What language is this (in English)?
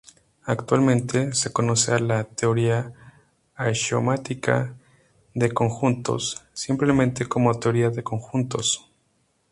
Spanish